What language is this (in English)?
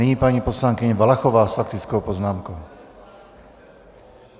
Czech